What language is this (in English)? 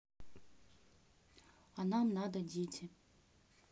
Russian